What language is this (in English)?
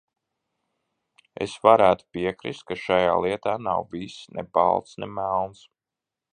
Latvian